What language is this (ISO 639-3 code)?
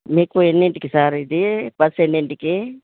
tel